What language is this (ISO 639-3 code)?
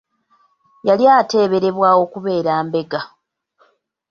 lug